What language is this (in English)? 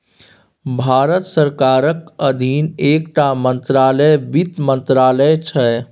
Maithili